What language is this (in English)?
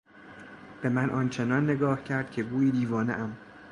Persian